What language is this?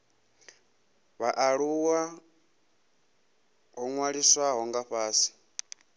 Venda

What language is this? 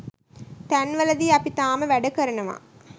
Sinhala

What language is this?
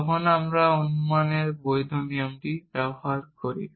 Bangla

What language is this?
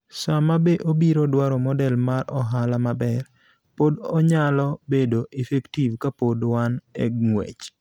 Luo (Kenya and Tanzania)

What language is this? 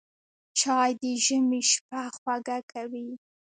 Pashto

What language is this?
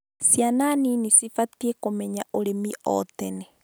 Kikuyu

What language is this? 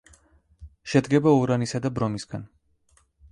Georgian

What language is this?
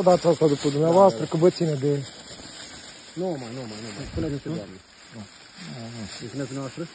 Romanian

